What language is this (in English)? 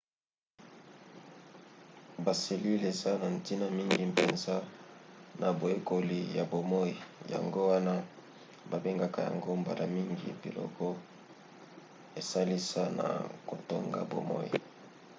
Lingala